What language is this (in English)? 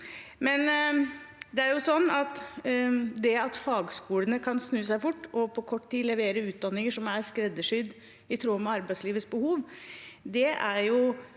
Norwegian